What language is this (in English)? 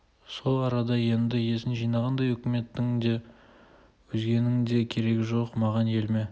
Kazakh